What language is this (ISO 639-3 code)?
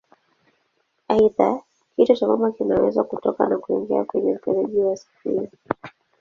swa